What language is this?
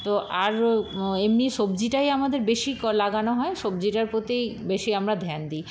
Bangla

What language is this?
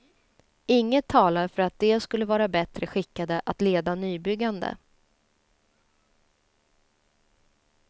Swedish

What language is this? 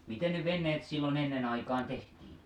Finnish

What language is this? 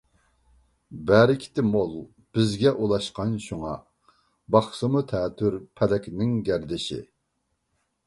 Uyghur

